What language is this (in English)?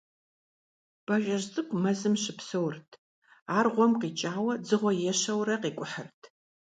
Kabardian